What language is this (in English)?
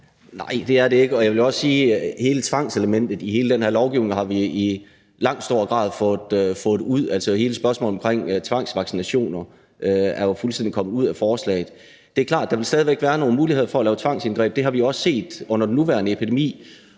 Danish